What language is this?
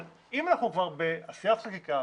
Hebrew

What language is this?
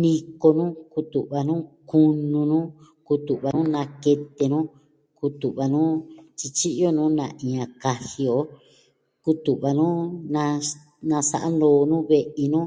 Southwestern Tlaxiaco Mixtec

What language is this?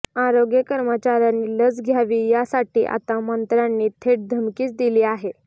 Marathi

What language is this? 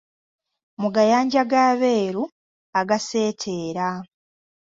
Ganda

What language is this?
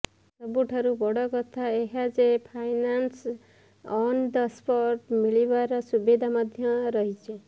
Odia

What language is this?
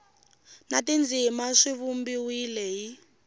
Tsonga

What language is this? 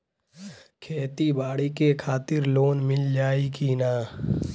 Bhojpuri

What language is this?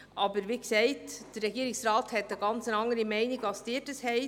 Swiss German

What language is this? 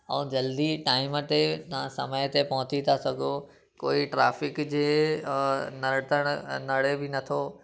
Sindhi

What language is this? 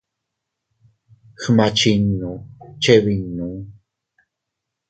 Teutila Cuicatec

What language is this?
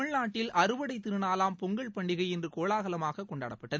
Tamil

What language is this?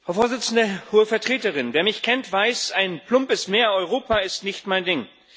German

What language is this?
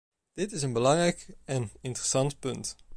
Dutch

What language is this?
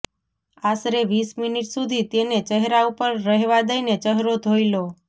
Gujarati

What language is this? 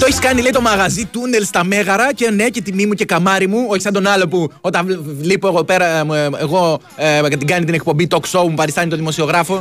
Greek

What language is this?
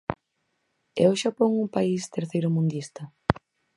Galician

